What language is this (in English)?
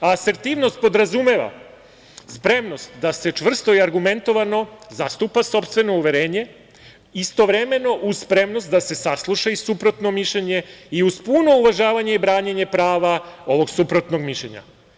Serbian